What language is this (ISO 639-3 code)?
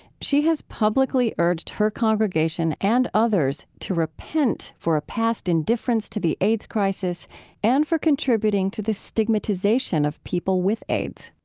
eng